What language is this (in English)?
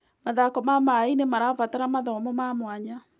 Kikuyu